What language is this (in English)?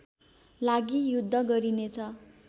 Nepali